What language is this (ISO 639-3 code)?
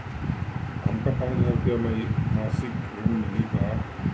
bho